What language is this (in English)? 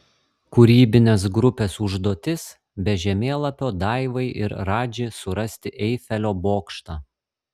Lithuanian